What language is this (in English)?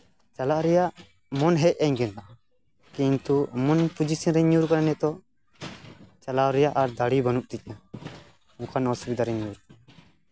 Santali